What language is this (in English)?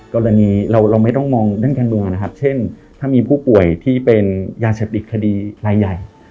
Thai